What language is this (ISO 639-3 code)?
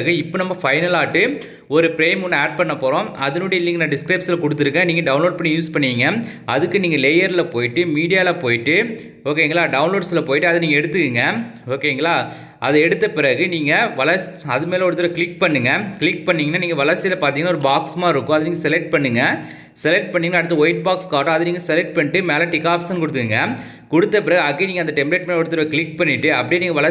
tam